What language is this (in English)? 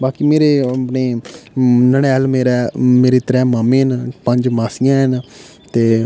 Dogri